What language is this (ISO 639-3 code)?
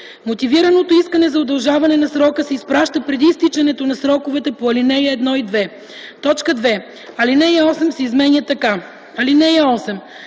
bul